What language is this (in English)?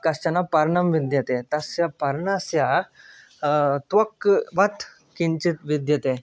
Sanskrit